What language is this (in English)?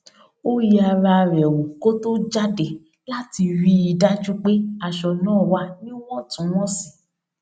Yoruba